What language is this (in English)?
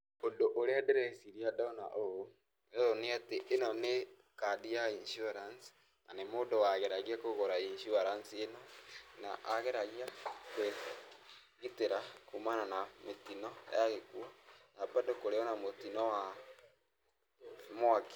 Kikuyu